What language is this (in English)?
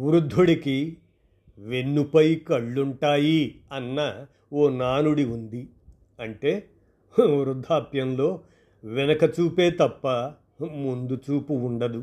Telugu